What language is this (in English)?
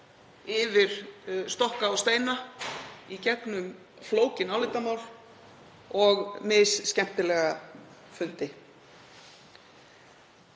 Icelandic